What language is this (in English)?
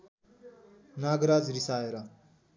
Nepali